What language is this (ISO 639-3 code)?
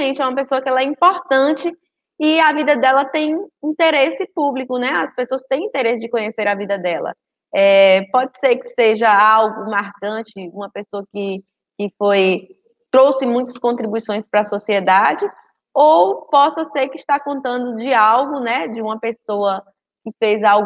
por